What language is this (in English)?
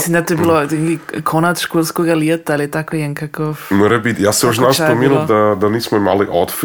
Croatian